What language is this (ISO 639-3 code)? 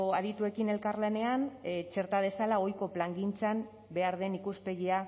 eus